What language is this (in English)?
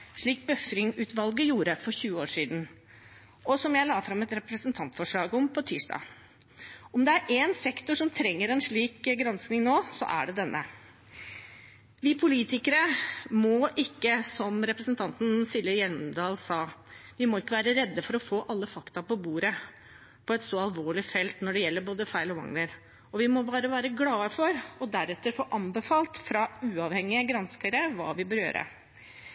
Norwegian Bokmål